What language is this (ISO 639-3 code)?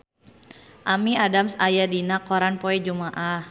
sun